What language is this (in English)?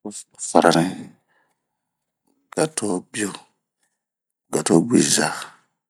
Bomu